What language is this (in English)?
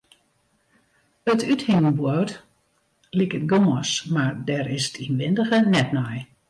Western Frisian